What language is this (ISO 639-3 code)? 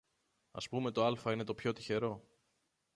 ell